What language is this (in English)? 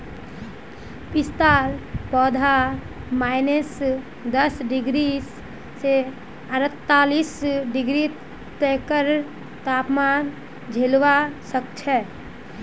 Magahi